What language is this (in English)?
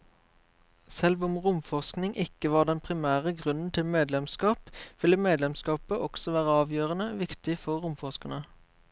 Norwegian